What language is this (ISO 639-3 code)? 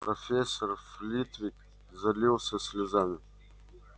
rus